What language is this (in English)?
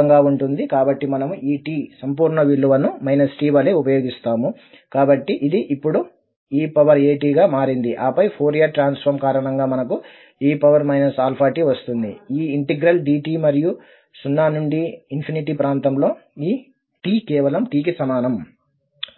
Telugu